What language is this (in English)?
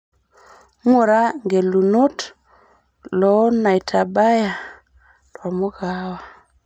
Masai